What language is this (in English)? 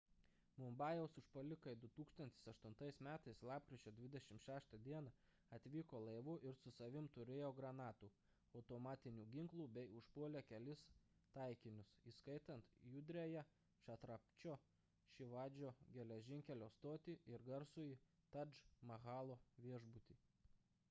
Lithuanian